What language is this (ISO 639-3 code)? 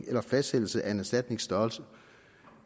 dan